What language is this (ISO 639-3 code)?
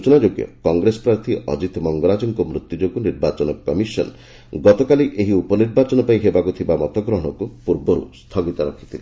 ori